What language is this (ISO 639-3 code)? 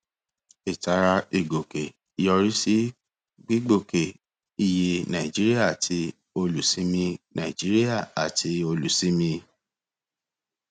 yor